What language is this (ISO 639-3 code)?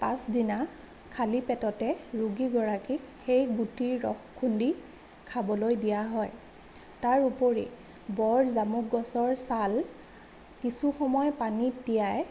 asm